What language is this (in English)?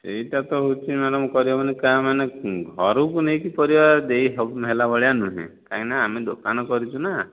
Odia